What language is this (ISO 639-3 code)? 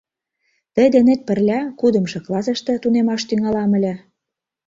chm